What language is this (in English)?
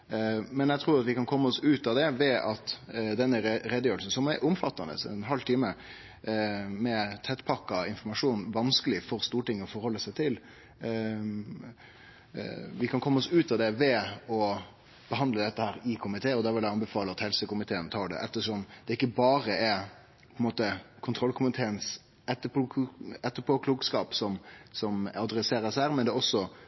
Norwegian Nynorsk